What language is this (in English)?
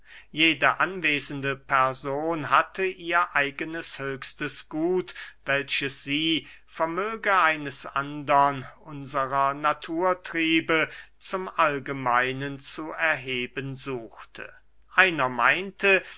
German